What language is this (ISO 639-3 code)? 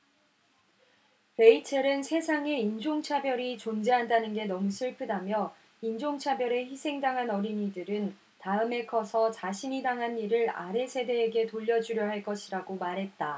kor